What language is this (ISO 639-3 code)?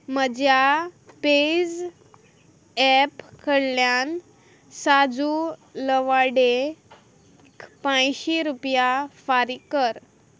kok